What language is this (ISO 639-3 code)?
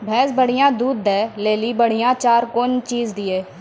mai